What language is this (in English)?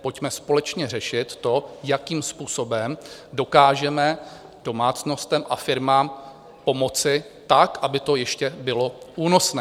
Czech